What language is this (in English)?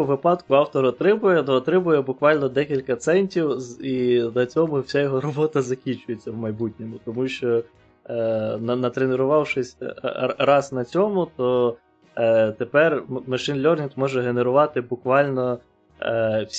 Ukrainian